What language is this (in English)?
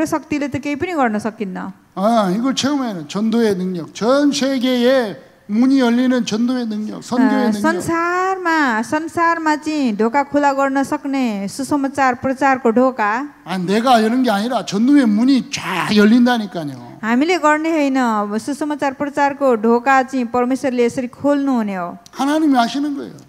Korean